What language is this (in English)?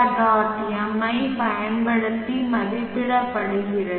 Tamil